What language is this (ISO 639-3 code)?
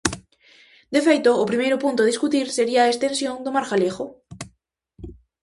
glg